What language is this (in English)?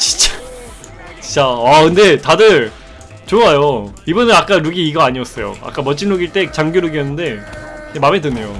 Korean